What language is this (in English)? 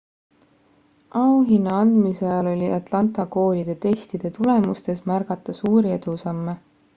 Estonian